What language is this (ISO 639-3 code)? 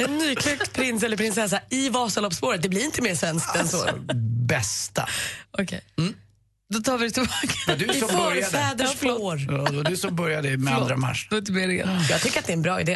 swe